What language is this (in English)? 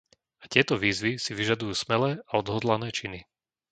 Slovak